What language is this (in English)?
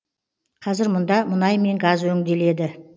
Kazakh